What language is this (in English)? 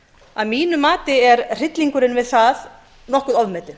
Icelandic